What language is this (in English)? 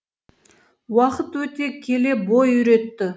Kazakh